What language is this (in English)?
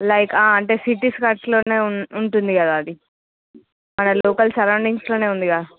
Telugu